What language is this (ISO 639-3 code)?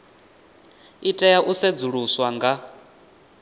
ven